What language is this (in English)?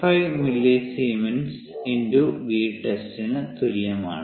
Malayalam